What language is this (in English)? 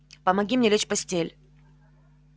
Russian